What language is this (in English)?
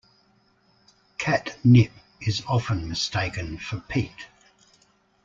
English